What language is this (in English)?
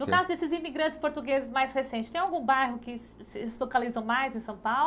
Portuguese